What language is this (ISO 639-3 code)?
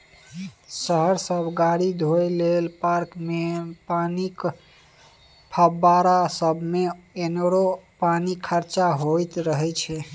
mai